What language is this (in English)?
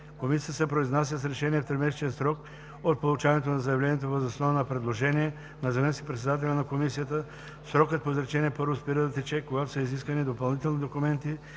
Bulgarian